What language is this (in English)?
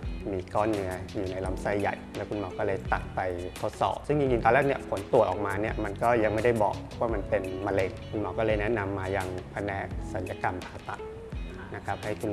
Thai